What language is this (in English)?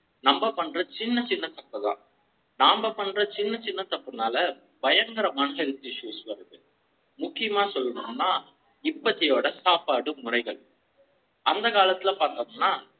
Tamil